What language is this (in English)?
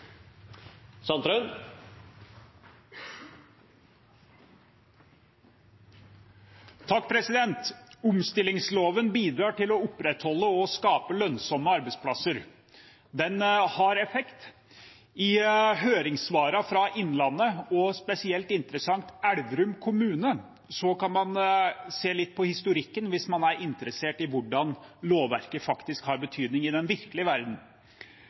Norwegian